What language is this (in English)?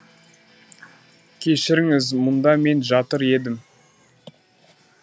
Kazakh